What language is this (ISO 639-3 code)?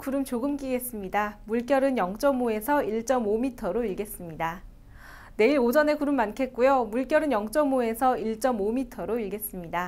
kor